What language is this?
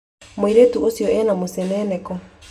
Kikuyu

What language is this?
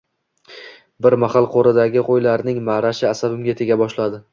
Uzbek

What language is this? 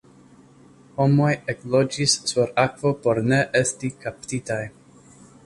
Esperanto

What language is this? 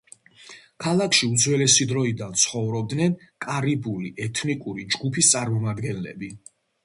Georgian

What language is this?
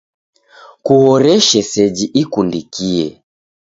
Taita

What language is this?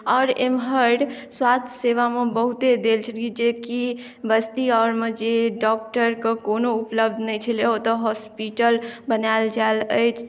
Maithili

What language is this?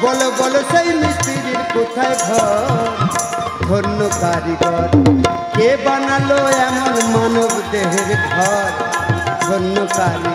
Arabic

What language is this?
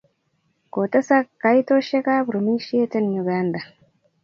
Kalenjin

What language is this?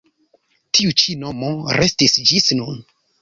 Esperanto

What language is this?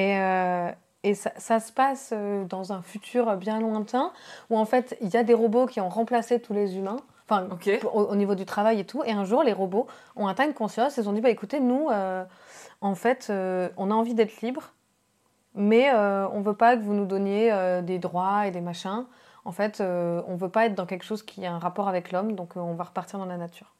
French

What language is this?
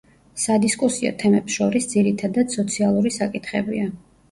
Georgian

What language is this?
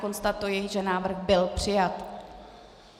Czech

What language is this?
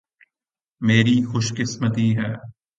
Urdu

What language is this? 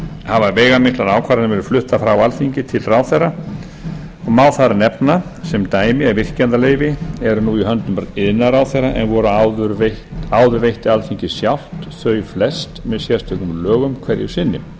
Icelandic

